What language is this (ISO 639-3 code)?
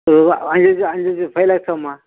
tam